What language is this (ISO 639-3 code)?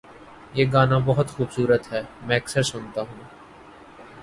urd